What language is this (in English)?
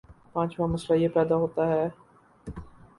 Urdu